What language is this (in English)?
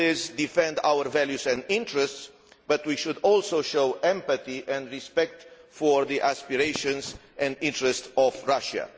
English